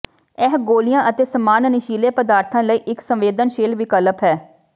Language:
Punjabi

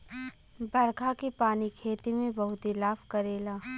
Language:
Bhojpuri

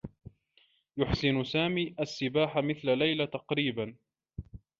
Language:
Arabic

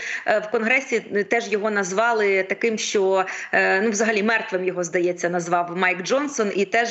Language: Ukrainian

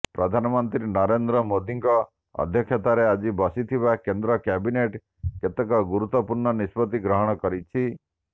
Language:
Odia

